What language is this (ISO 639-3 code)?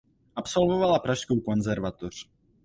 ces